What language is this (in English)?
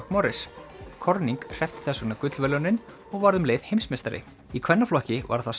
Icelandic